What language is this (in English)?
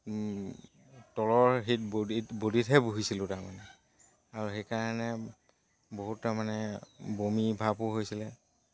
Assamese